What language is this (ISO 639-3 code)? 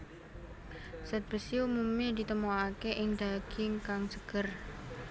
jav